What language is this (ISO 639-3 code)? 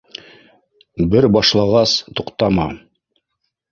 bak